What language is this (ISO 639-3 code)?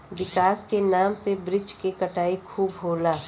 bho